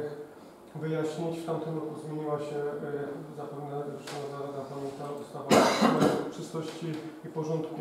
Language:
Polish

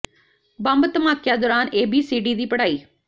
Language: Punjabi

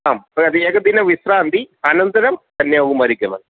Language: Sanskrit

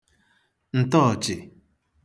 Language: Igbo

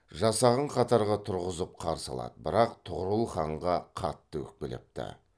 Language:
Kazakh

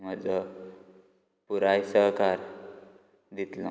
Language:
Konkani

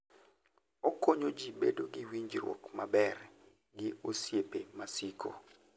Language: Luo (Kenya and Tanzania)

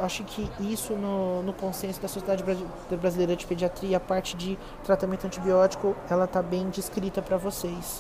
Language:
Portuguese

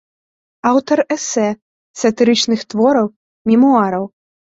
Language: Belarusian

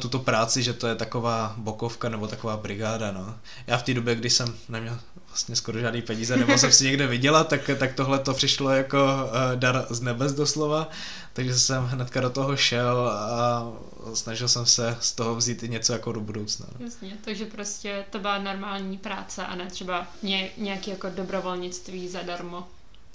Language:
Czech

